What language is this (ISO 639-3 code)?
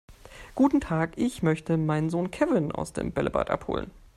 deu